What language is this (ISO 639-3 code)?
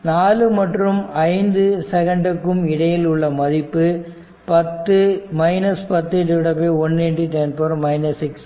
tam